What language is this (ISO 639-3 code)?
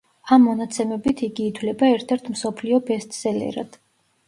kat